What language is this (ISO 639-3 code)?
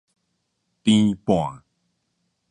nan